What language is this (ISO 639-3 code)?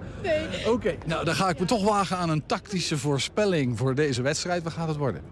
nld